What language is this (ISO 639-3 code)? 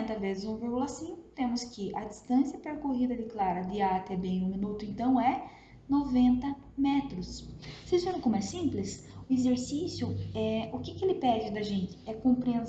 por